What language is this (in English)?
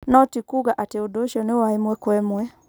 Kikuyu